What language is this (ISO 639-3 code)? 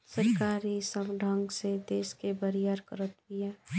bho